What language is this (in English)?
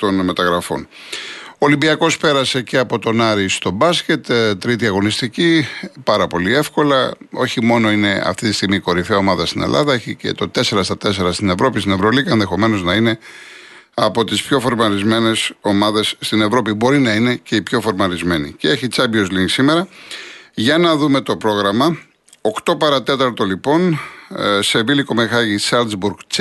Greek